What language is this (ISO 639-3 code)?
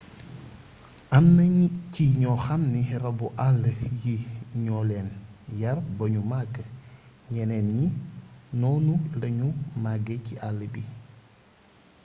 wol